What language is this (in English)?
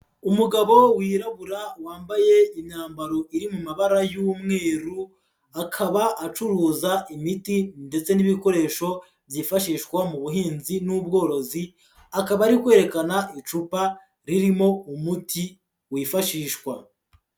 Kinyarwanda